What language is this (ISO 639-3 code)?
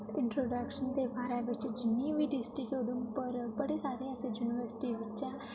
doi